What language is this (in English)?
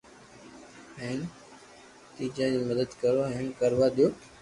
Loarki